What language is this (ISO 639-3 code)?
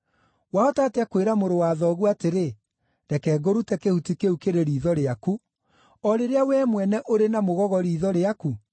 kik